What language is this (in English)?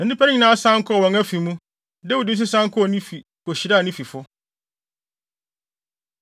Akan